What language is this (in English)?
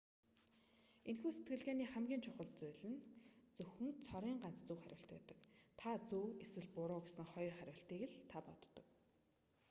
Mongolian